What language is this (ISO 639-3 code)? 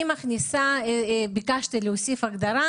heb